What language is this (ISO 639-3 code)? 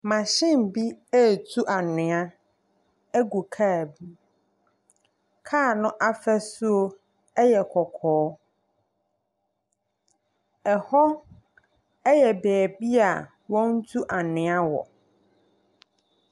aka